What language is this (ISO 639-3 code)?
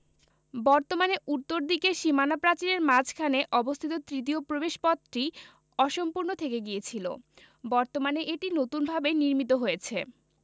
ben